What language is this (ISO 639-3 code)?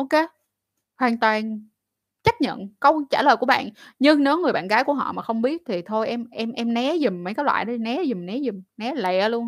vie